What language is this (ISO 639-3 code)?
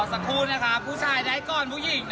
tha